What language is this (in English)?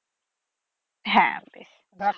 Bangla